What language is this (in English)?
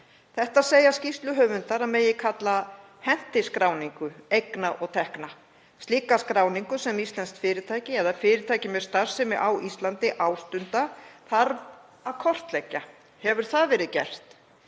Icelandic